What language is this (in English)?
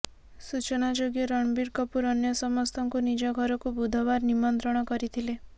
Odia